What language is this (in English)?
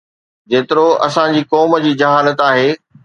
Sindhi